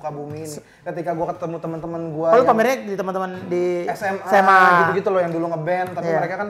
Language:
Indonesian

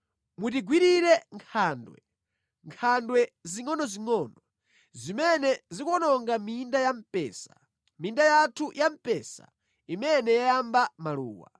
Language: Nyanja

